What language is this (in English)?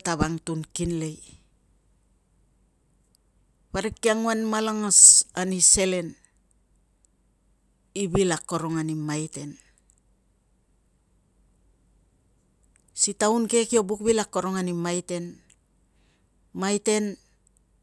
Tungag